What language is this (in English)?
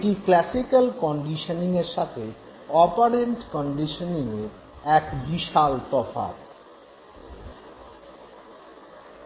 Bangla